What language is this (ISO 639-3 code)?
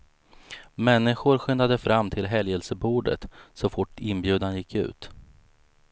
swe